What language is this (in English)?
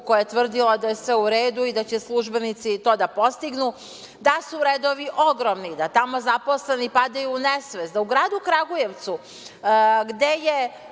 Serbian